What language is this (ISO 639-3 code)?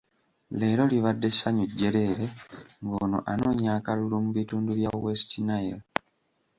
lug